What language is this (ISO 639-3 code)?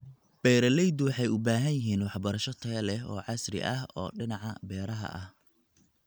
som